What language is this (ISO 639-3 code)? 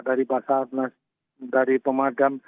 ind